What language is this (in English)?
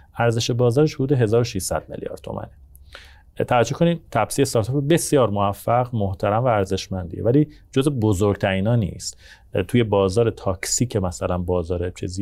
Persian